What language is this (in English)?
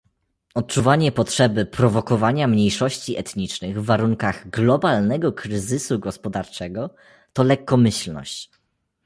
Polish